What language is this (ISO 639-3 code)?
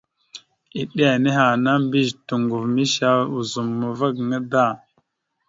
mxu